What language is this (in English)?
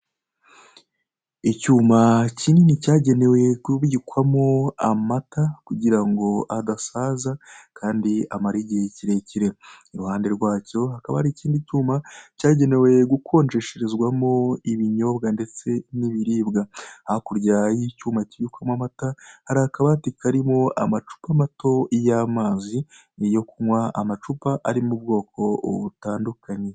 Kinyarwanda